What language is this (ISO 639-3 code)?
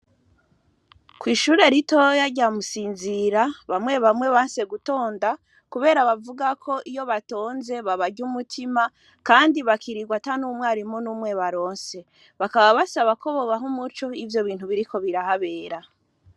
run